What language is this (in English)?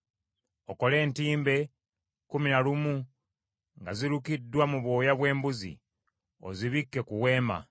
Ganda